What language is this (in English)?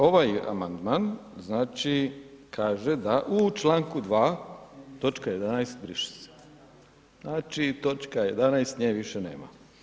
Croatian